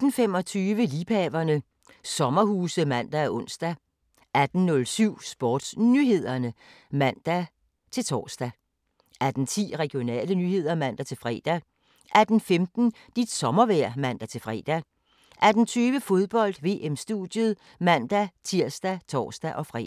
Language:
Danish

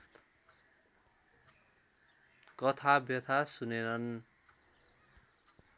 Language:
Nepali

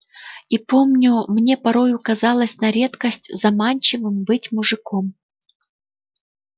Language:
Russian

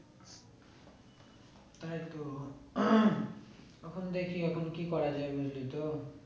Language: Bangla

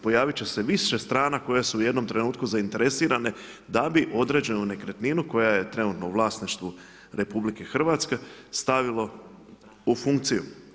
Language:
Croatian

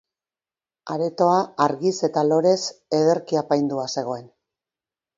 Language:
Basque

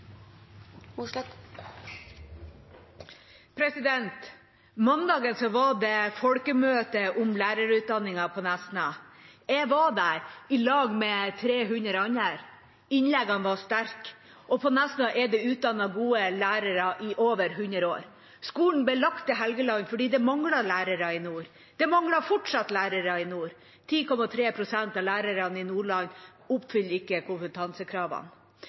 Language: Norwegian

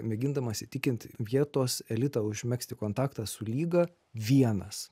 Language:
Lithuanian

